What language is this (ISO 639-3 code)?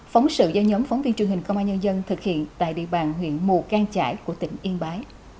vie